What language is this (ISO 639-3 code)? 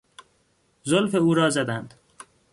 fas